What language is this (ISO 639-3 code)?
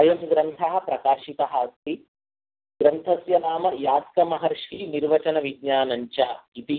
san